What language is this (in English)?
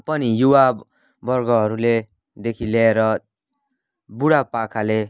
Nepali